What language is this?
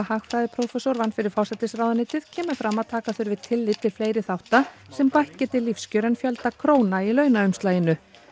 Icelandic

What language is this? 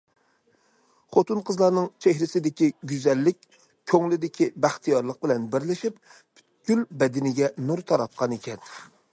Uyghur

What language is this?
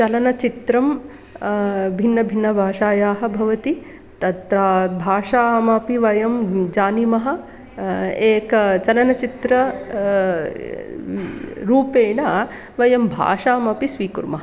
Sanskrit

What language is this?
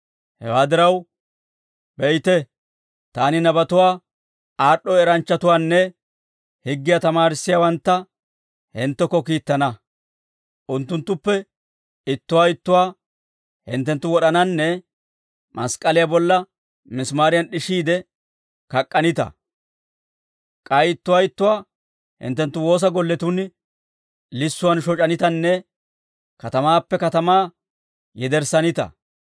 Dawro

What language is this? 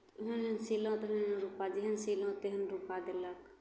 Maithili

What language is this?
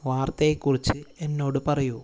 Malayalam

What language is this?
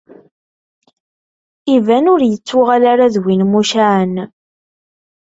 Kabyle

